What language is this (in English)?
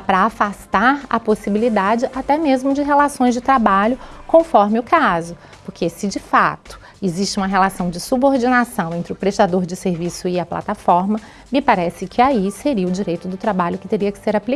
Portuguese